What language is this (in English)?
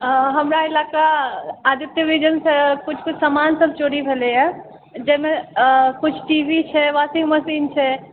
Maithili